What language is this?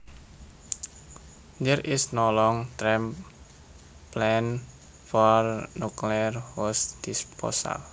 Javanese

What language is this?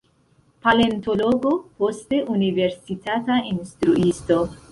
Esperanto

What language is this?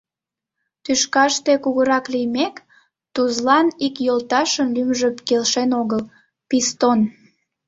Mari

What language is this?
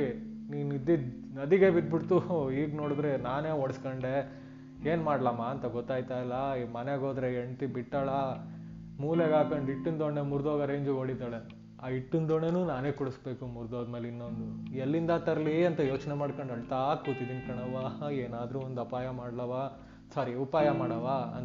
Kannada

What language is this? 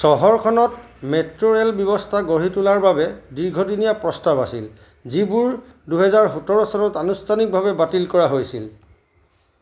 Assamese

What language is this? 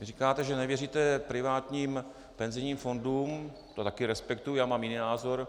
Czech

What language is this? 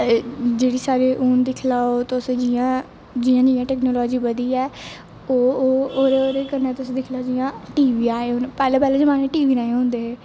Dogri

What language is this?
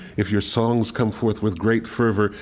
English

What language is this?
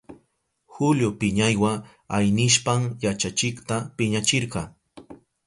Southern Pastaza Quechua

